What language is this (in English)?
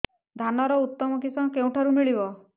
Odia